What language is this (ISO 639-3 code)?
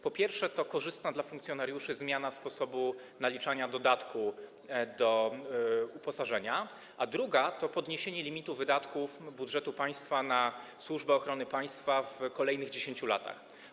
pol